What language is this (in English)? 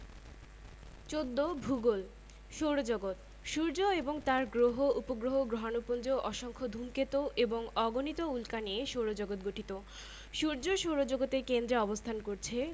Bangla